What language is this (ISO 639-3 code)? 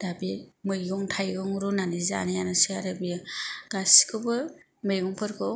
brx